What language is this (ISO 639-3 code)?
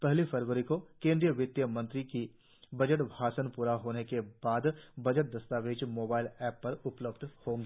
hin